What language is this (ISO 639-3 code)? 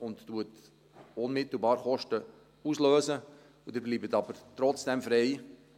gsw